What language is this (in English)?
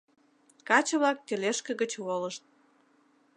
Mari